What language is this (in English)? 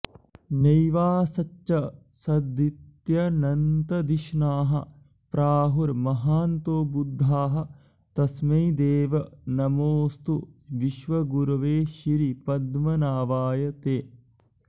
Sanskrit